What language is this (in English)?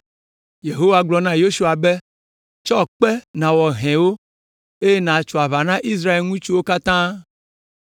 Ewe